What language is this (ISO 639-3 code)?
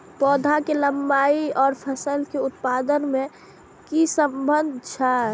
mai